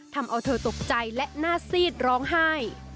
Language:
Thai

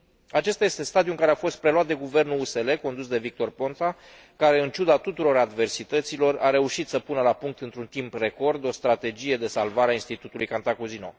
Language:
Romanian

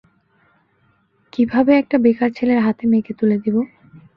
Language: Bangla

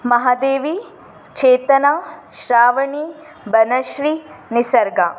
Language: Kannada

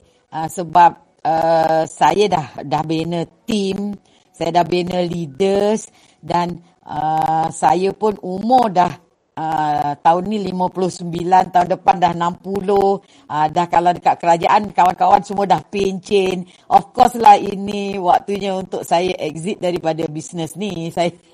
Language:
Malay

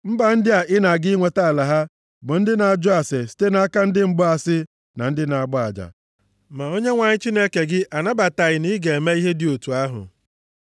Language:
Igbo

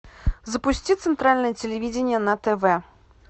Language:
Russian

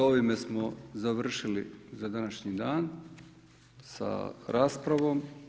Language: Croatian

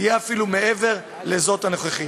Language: Hebrew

